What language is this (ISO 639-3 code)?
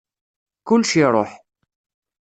kab